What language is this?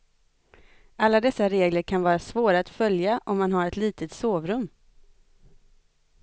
Swedish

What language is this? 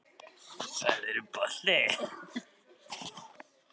Icelandic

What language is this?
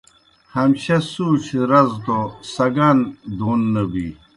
Kohistani Shina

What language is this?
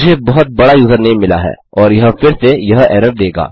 Hindi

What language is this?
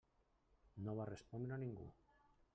Catalan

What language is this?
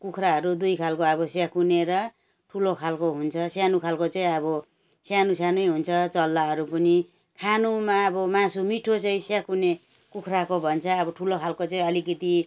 Nepali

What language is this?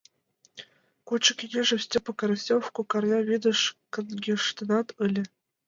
Mari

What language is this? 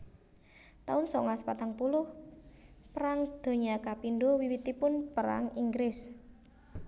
Javanese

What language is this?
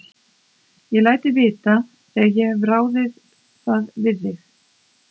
Icelandic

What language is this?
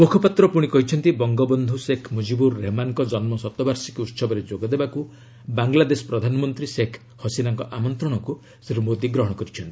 Odia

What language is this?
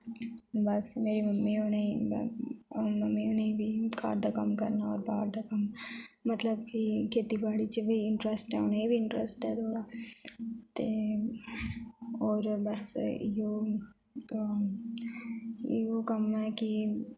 Dogri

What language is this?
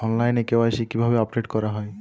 Bangla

